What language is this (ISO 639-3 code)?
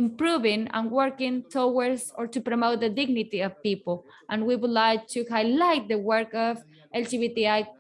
eng